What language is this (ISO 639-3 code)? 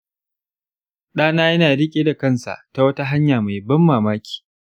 hau